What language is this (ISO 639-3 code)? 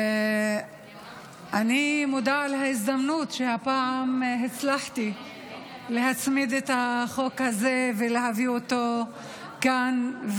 heb